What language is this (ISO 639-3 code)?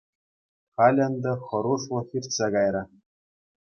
chv